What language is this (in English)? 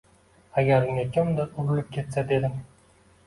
Uzbek